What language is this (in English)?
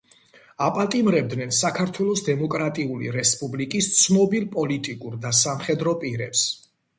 Georgian